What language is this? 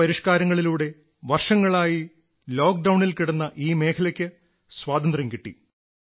Malayalam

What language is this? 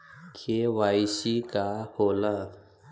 Bhojpuri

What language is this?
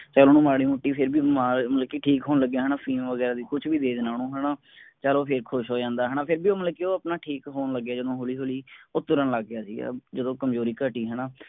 Punjabi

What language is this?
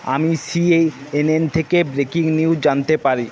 Bangla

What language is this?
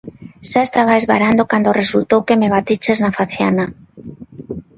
Galician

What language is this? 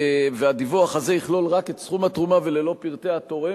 Hebrew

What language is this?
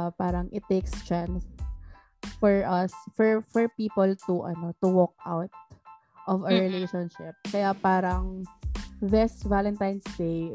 Filipino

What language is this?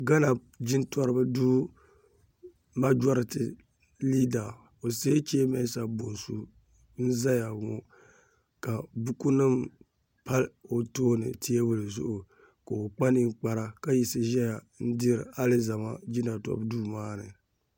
Dagbani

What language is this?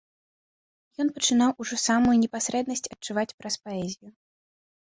Belarusian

